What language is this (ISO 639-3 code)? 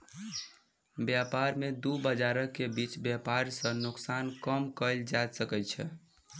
mai